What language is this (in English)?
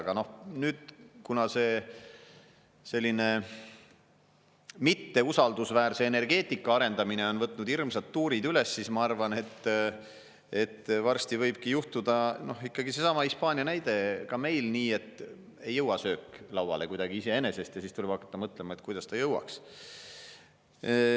Estonian